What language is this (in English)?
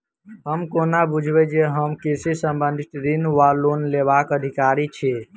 Maithili